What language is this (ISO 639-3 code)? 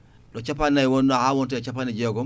ful